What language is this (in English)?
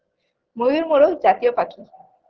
Bangla